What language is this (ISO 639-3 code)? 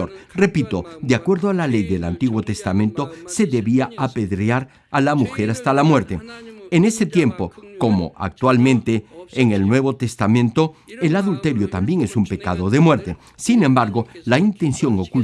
spa